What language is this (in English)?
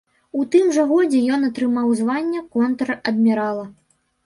Belarusian